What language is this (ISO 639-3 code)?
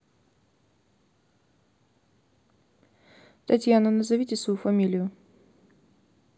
rus